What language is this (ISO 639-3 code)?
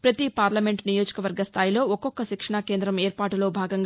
tel